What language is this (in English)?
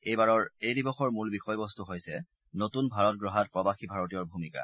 Assamese